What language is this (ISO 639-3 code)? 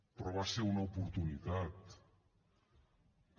cat